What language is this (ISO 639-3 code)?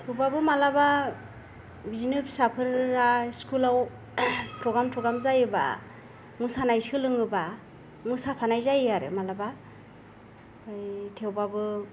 brx